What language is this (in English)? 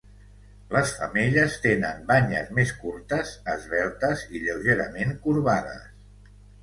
Catalan